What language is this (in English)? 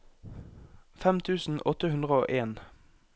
Norwegian